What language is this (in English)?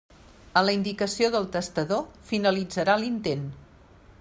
Catalan